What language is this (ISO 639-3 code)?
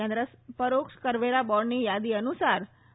guj